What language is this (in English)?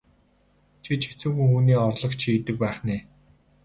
Mongolian